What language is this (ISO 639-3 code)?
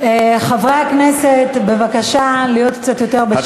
heb